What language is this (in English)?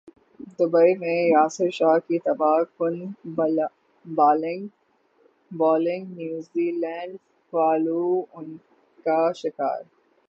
Urdu